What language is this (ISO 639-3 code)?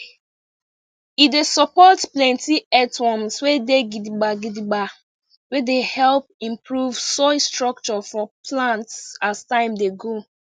pcm